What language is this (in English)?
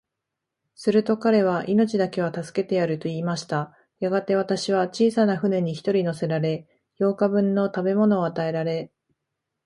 Japanese